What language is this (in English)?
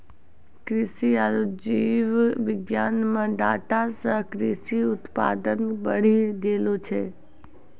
Maithili